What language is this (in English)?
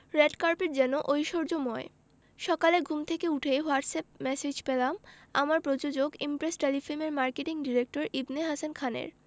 Bangla